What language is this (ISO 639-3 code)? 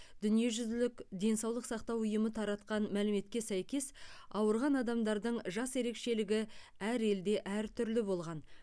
kaz